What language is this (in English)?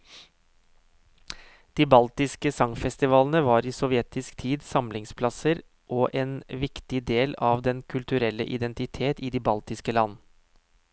Norwegian